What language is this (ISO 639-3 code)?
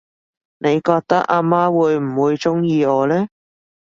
yue